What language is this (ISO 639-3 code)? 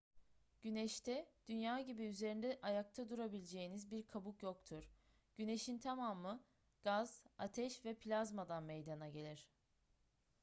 tur